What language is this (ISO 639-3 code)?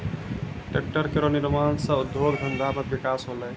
mai